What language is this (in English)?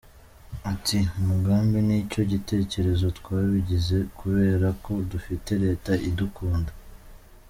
Kinyarwanda